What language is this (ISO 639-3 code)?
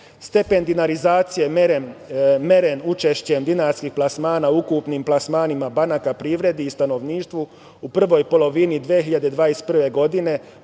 srp